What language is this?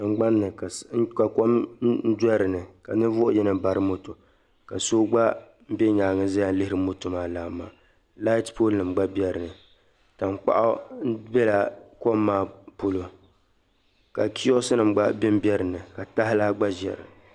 Dagbani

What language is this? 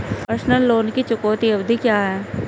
Hindi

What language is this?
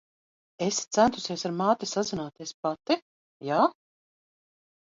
Latvian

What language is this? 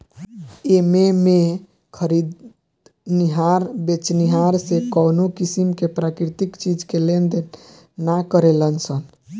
Bhojpuri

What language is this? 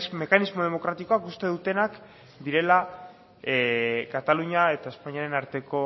Basque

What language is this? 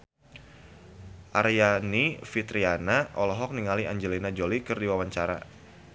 Sundanese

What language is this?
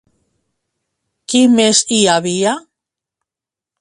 Catalan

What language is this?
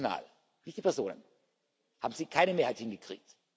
German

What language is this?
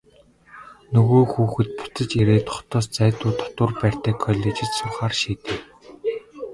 Mongolian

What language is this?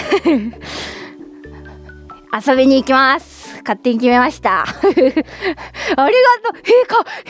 Japanese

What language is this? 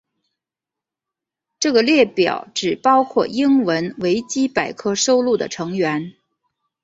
Chinese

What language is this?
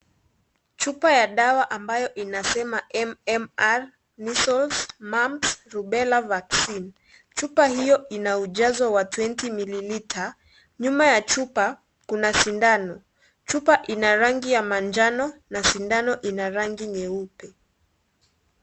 Swahili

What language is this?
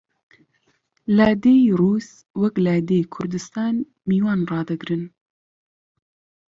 Central Kurdish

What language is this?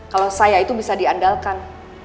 Indonesian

